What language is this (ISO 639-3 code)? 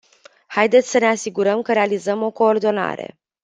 ron